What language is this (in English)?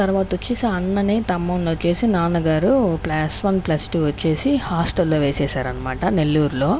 Telugu